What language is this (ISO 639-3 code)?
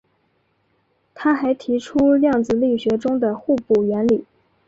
zho